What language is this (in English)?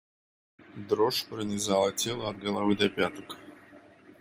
Russian